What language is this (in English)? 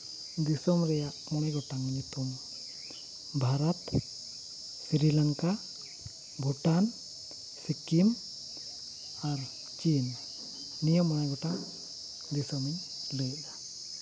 Santali